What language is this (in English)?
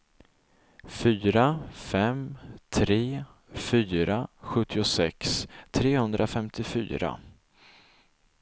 Swedish